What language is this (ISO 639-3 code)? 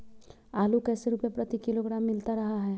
mag